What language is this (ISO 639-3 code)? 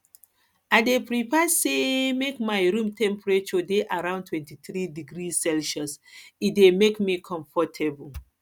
pcm